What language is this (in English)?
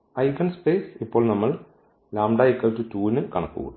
Malayalam